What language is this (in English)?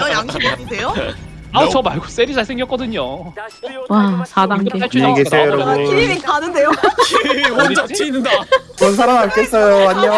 Korean